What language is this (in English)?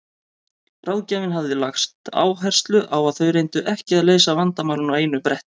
Icelandic